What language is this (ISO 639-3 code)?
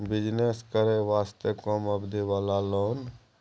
mai